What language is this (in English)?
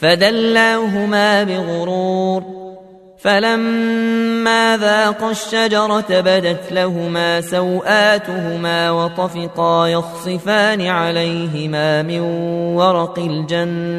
Arabic